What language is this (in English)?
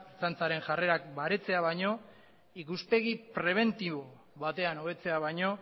Basque